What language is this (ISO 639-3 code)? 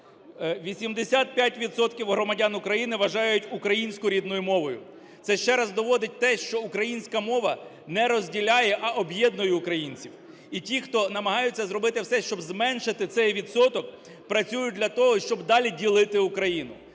ukr